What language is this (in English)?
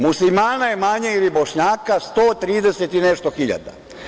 Serbian